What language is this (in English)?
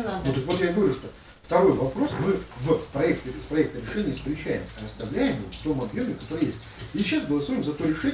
Russian